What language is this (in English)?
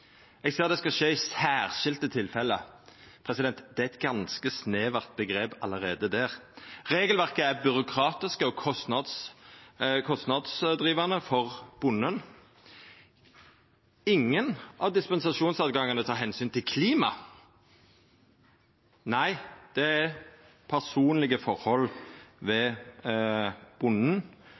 Norwegian Nynorsk